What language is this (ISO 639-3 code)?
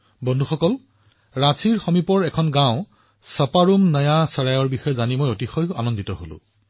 asm